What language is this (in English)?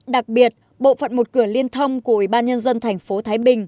Vietnamese